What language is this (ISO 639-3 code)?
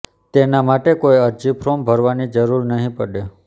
guj